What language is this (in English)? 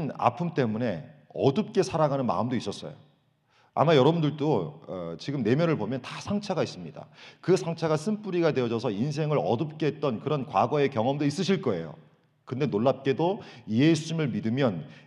Korean